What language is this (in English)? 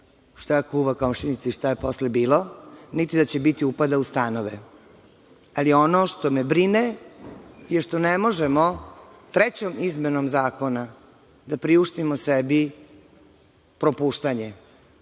Serbian